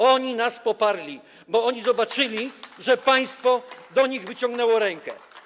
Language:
Polish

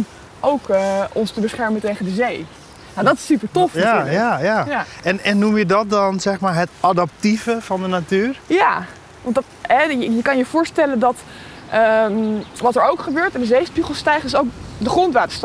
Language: Dutch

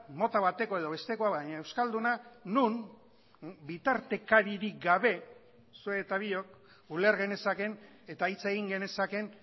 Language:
Basque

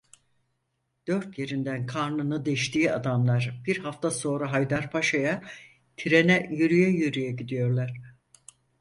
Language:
Turkish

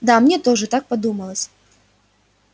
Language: Russian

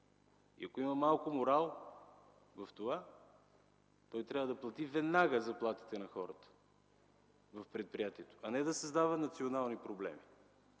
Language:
Bulgarian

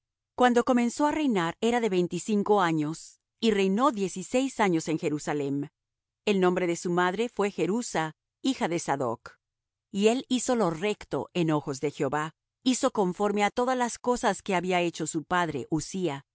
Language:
Spanish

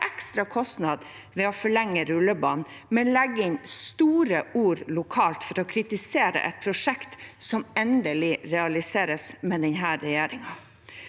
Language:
Norwegian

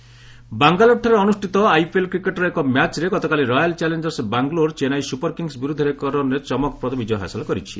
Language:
Odia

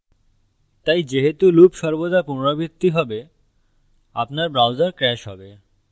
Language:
Bangla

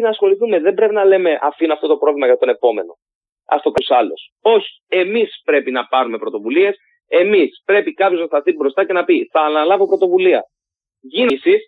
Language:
Greek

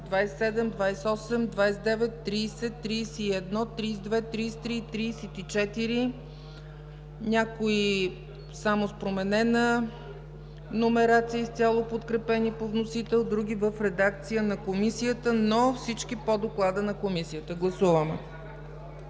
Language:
Bulgarian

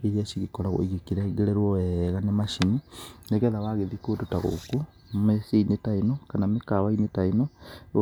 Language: Kikuyu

